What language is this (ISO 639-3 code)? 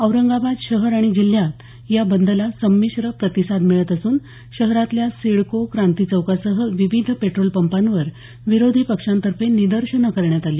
mar